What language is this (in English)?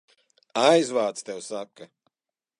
Latvian